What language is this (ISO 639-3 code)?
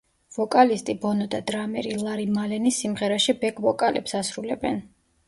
kat